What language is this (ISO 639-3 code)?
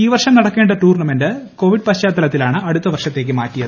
mal